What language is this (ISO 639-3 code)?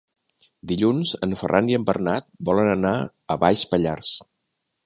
cat